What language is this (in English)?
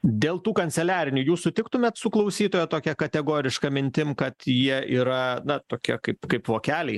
Lithuanian